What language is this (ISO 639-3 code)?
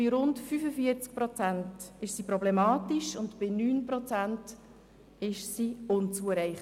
gsw